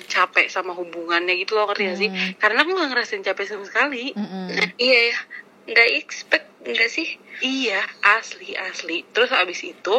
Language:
Indonesian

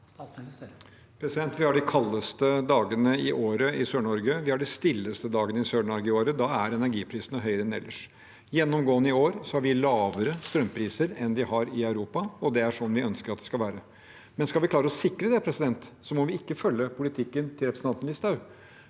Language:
Norwegian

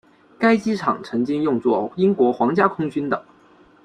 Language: Chinese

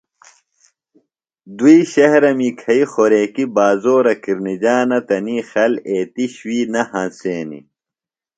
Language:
Phalura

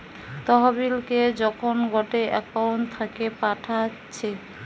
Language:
Bangla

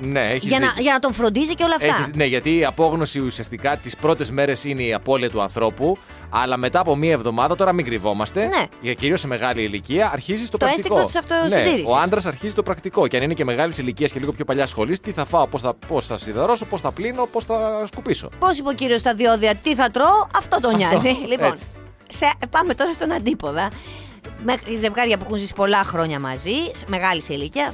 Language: Greek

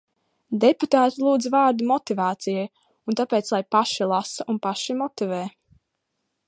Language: Latvian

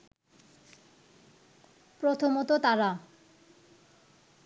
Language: Bangla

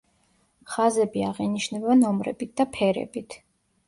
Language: Georgian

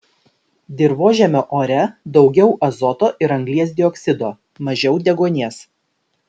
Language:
Lithuanian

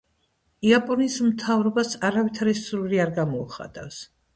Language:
Georgian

